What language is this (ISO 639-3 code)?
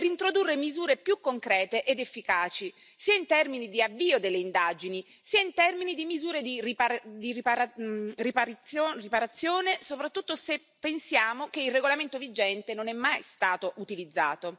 ita